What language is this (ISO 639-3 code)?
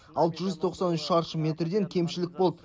kaz